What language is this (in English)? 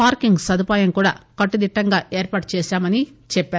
Telugu